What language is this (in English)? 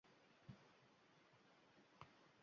Uzbek